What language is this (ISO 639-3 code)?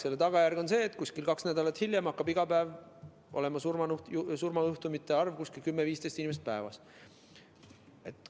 est